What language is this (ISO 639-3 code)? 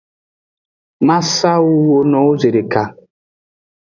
ajg